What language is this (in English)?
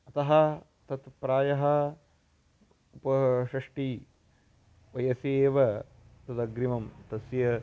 Sanskrit